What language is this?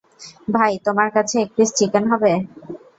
Bangla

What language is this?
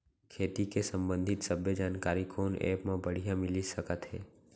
Chhattisgarhi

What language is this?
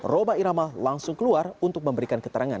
Indonesian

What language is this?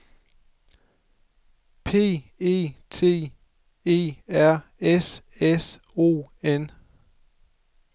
Danish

